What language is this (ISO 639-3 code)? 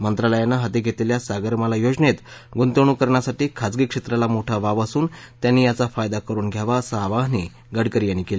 mar